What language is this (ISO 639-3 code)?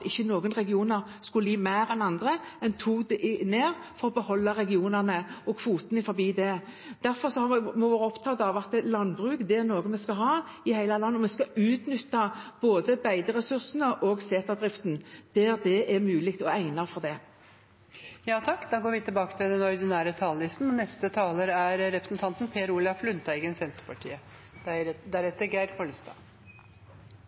nob